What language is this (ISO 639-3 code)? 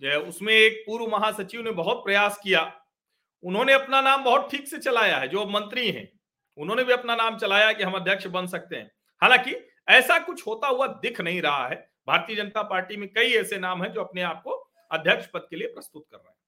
hin